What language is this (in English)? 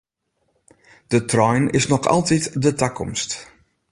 Western Frisian